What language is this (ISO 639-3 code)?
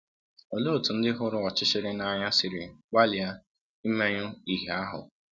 ibo